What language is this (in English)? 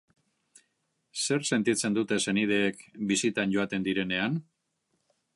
Basque